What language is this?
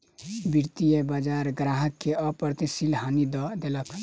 Maithili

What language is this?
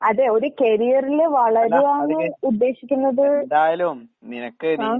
Malayalam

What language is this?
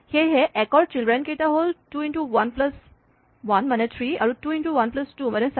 Assamese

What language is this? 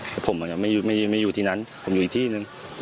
Thai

